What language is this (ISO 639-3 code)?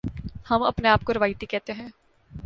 urd